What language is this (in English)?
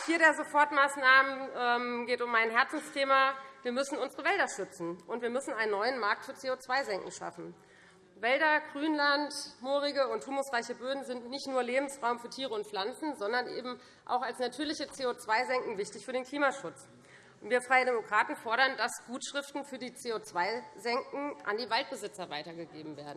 German